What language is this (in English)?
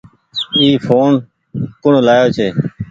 Goaria